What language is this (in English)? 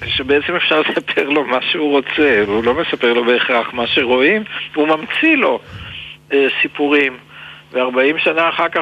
Hebrew